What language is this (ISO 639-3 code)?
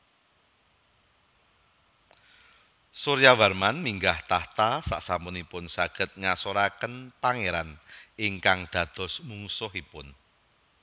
jav